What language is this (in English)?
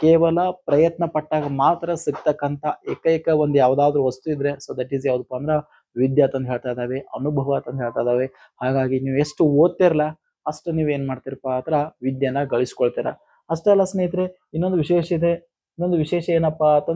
Hindi